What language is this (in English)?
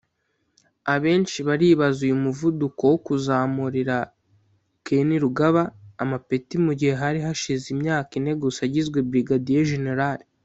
Kinyarwanda